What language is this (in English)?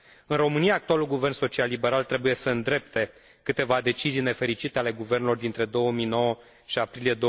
Romanian